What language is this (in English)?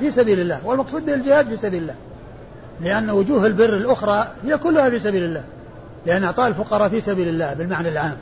Arabic